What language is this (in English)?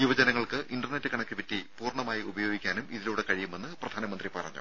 Malayalam